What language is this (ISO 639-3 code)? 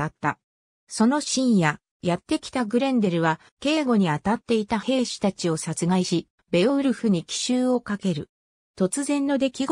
jpn